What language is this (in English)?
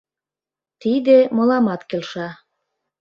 Mari